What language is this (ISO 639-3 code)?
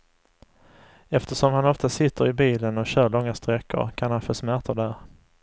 swe